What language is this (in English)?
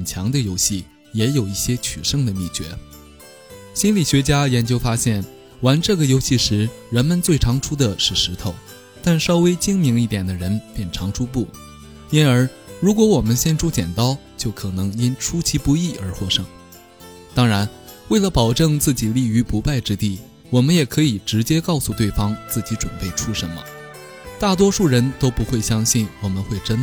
Chinese